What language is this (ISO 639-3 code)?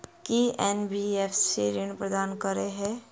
mai